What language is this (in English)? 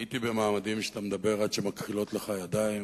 Hebrew